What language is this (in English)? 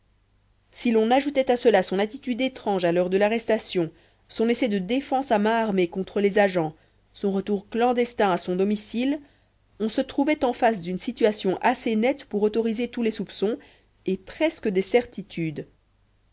French